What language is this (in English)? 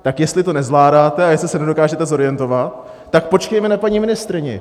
Czech